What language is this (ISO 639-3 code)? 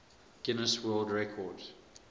eng